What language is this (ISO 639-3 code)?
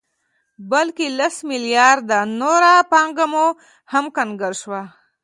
pus